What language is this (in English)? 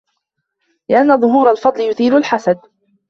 Arabic